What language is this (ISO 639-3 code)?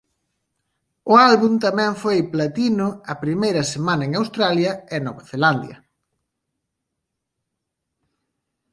glg